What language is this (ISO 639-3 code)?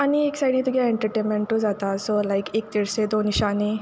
kok